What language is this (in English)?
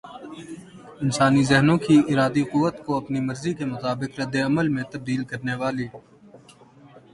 Urdu